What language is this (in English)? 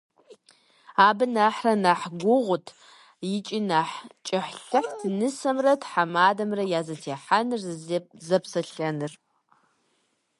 Kabardian